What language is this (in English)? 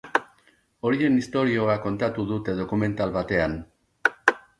Basque